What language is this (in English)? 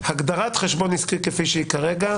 Hebrew